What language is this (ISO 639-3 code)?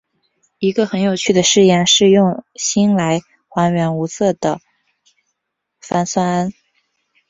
zho